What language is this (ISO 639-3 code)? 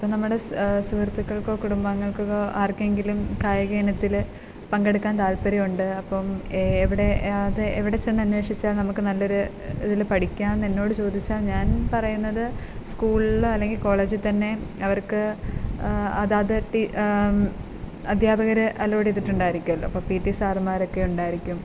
mal